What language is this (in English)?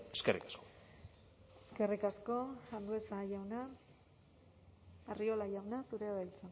Basque